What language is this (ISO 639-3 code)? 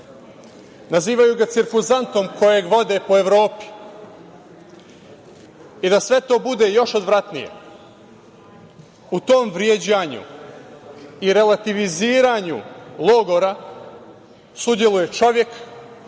srp